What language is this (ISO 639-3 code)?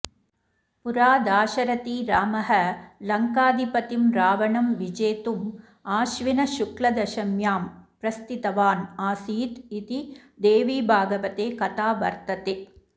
san